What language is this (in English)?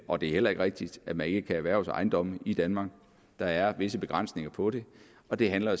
Danish